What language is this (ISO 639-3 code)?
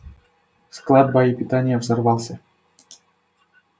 rus